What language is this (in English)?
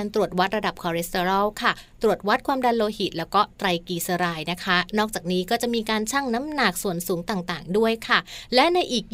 Thai